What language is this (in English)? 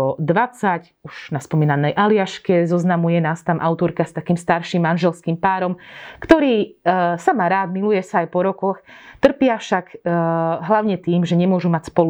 Slovak